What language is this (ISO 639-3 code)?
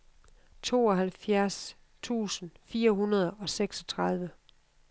dan